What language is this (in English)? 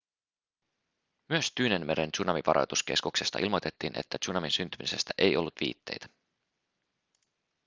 Finnish